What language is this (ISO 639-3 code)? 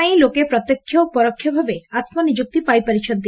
ori